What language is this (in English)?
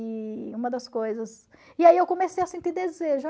Portuguese